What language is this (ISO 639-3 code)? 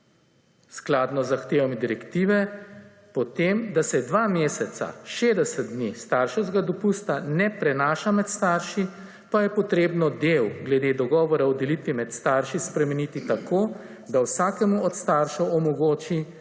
slv